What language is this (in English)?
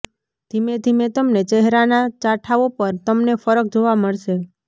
Gujarati